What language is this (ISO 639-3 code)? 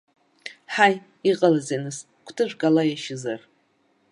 abk